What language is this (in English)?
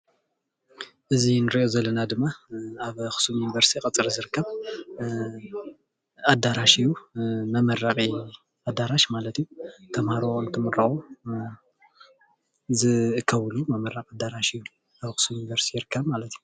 Tigrinya